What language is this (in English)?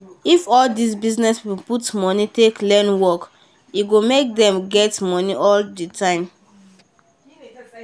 Nigerian Pidgin